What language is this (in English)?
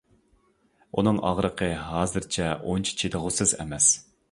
Uyghur